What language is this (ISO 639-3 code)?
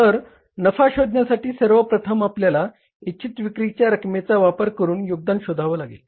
mar